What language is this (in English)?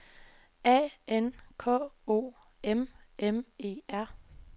Danish